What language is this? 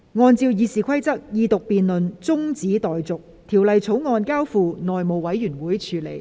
Cantonese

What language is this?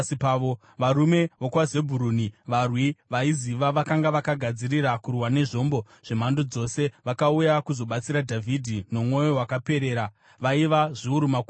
Shona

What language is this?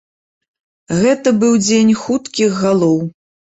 Belarusian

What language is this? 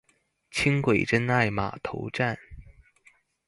Chinese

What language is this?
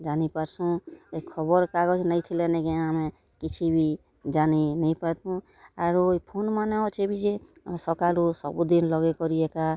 Odia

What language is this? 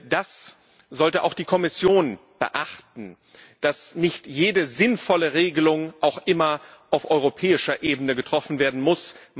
German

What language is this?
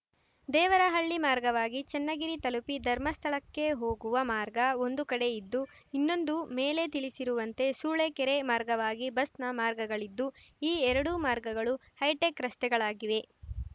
Kannada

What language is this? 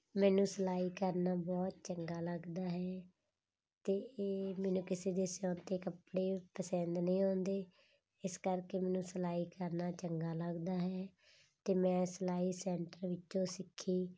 Punjabi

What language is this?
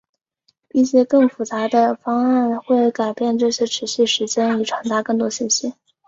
Chinese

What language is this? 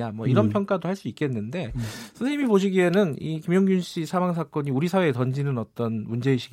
Korean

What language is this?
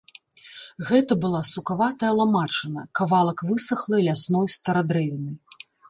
Belarusian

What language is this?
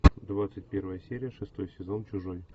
Russian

